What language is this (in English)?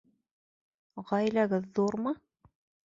Bashkir